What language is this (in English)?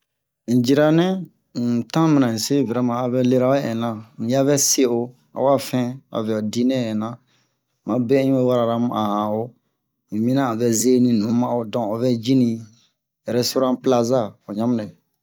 Bomu